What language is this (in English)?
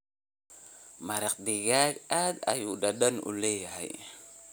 Somali